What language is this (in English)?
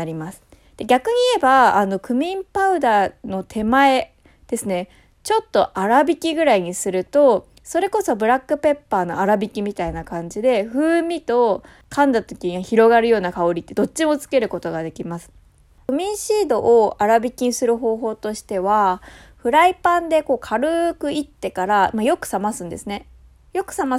Japanese